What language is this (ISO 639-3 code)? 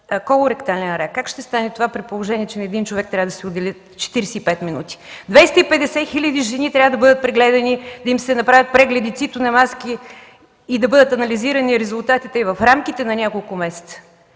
bul